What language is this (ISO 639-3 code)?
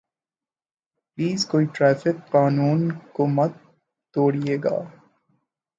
urd